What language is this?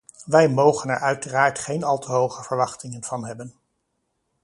Dutch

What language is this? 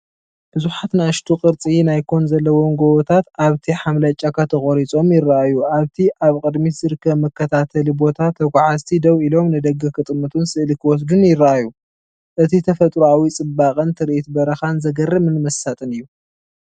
Tigrinya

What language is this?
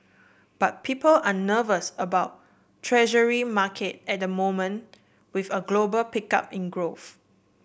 English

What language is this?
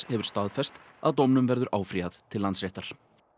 Icelandic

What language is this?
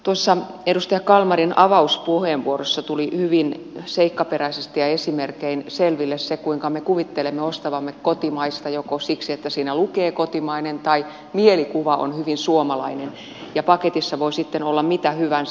Finnish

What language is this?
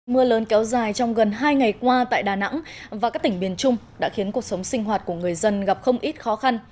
Vietnamese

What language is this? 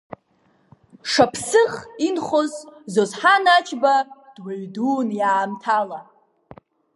Abkhazian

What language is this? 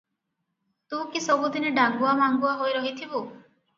Odia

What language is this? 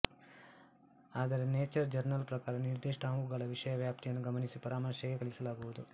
Kannada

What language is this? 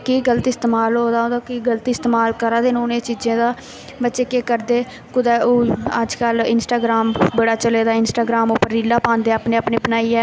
Dogri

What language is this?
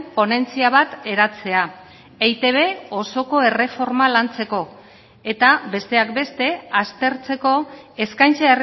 Basque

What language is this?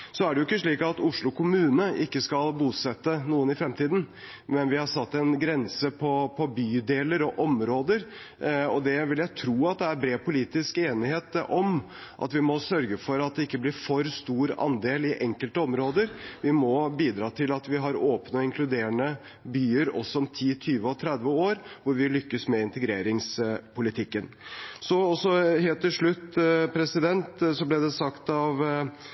Norwegian Bokmål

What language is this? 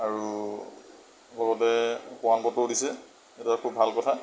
Assamese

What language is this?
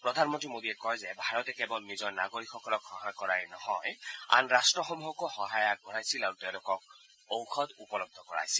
Assamese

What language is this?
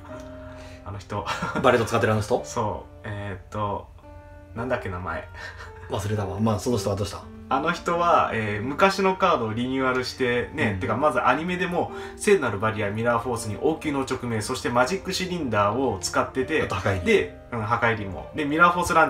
Japanese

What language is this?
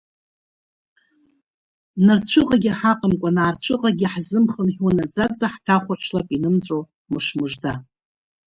Abkhazian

